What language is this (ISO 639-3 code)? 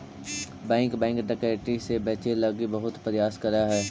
mag